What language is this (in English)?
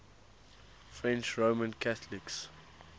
English